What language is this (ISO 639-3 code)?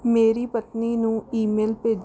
pan